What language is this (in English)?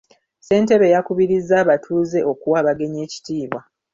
Ganda